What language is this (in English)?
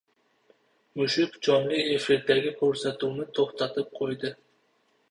Uzbek